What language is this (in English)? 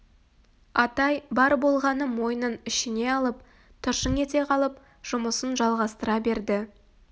Kazakh